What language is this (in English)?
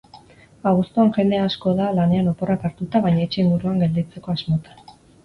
Basque